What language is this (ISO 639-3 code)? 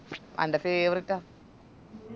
mal